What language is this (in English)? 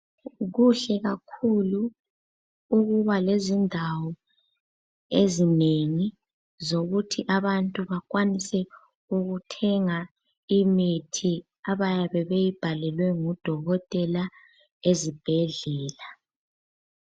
North Ndebele